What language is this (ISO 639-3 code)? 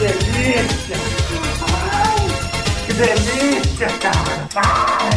por